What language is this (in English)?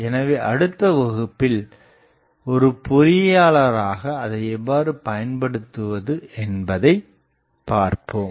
Tamil